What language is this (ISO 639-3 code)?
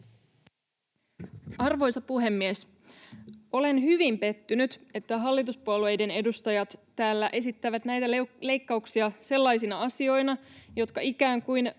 fin